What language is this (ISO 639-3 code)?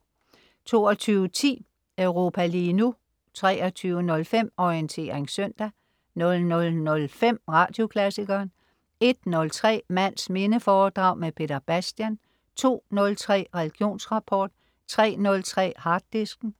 dan